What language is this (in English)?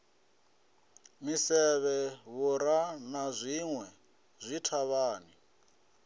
Venda